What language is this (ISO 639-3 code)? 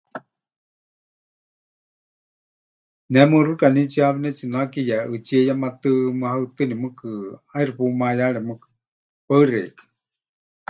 hch